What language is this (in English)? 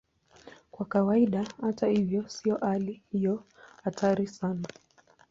Swahili